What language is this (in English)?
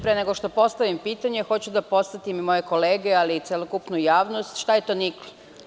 Serbian